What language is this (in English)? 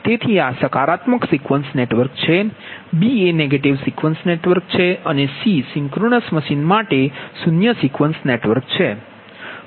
Gujarati